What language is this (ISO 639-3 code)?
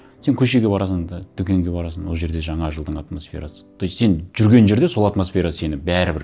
kaz